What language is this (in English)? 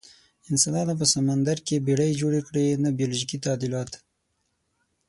Pashto